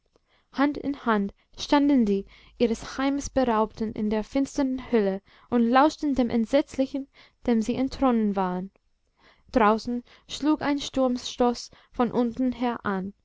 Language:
German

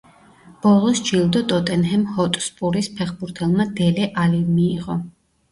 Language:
Georgian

